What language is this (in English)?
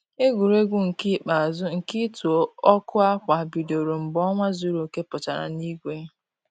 Igbo